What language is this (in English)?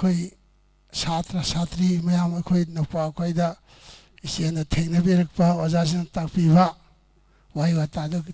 Korean